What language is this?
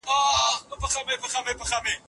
Pashto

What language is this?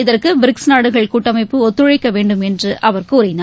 Tamil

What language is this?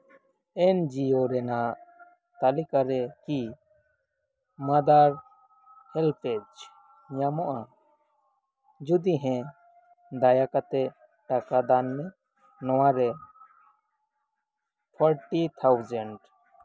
Santali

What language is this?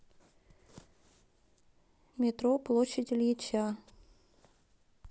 Russian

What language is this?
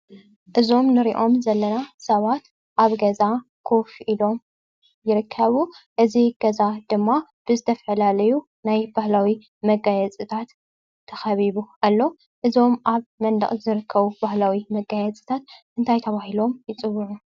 Tigrinya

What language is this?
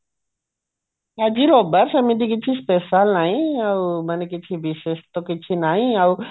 Odia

